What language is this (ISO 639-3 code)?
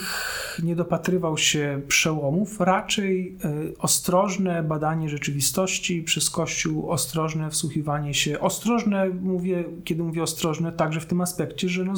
pol